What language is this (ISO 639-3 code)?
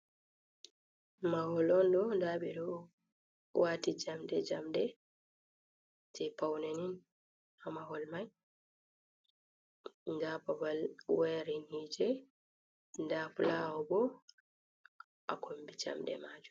ful